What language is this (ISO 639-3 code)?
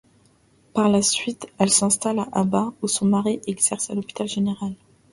fra